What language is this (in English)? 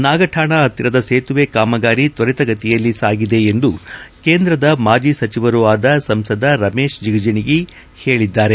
Kannada